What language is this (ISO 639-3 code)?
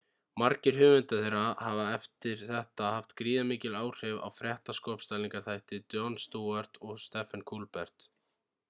isl